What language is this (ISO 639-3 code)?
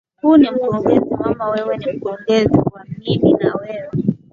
swa